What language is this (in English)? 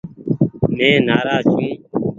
Goaria